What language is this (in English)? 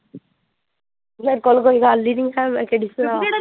Punjabi